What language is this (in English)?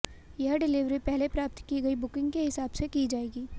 Hindi